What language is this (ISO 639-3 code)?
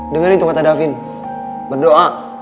ind